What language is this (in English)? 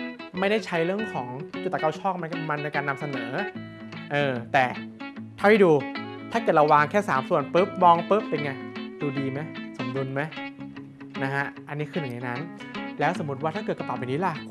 Thai